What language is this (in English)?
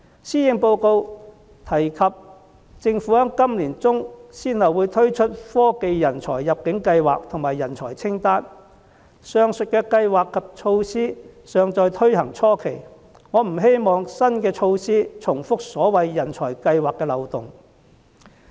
Cantonese